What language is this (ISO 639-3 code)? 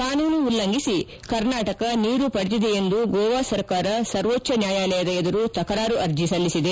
kan